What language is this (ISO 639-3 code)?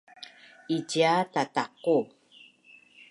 bnn